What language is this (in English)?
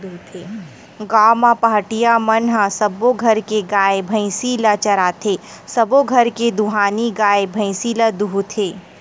Chhattisgarhi